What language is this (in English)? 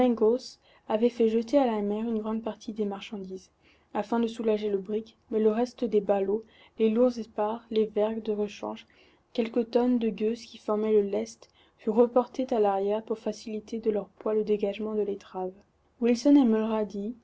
French